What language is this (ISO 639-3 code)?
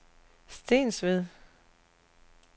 dan